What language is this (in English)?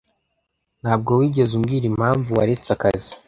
Kinyarwanda